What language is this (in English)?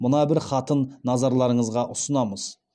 Kazakh